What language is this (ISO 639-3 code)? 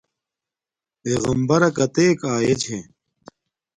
dmk